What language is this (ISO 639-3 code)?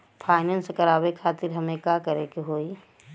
bho